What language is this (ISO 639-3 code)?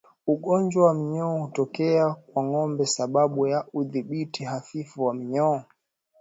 swa